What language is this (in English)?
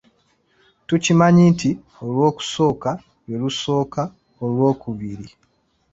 Ganda